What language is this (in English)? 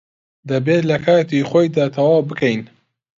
Central Kurdish